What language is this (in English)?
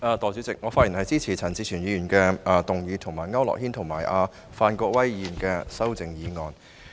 Cantonese